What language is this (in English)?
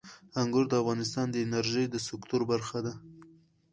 Pashto